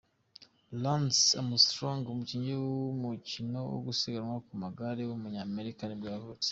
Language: Kinyarwanda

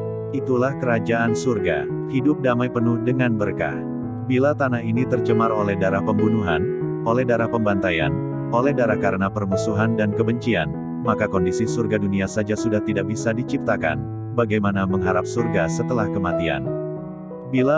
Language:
Indonesian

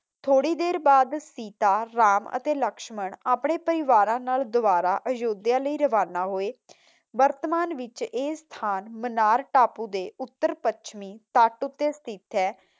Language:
Punjabi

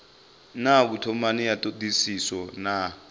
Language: Venda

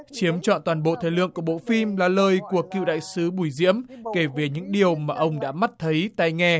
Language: Vietnamese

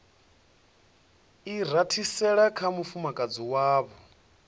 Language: Venda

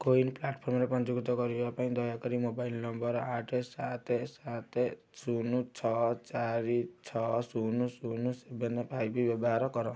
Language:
Odia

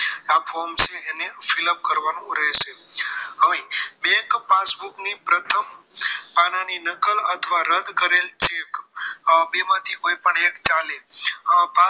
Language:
Gujarati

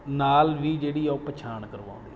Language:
Punjabi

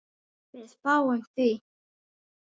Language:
Icelandic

